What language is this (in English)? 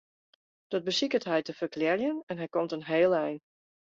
Western Frisian